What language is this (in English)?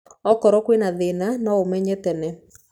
Kikuyu